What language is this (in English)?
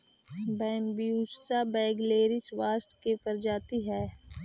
Magahi